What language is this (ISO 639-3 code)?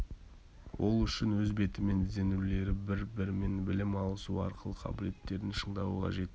kaz